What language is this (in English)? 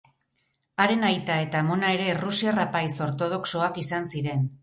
Basque